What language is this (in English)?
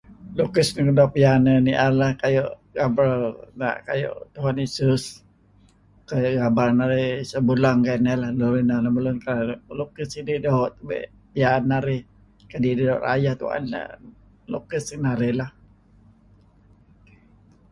Kelabit